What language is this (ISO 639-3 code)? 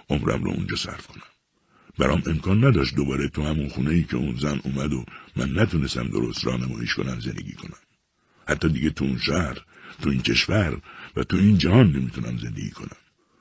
fas